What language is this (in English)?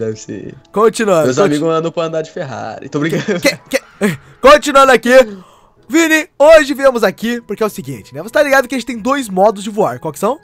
Portuguese